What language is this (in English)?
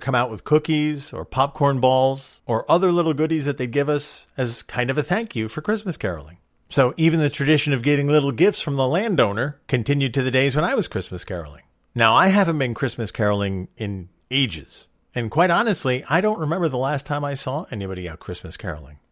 English